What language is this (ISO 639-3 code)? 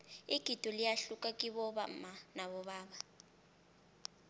nbl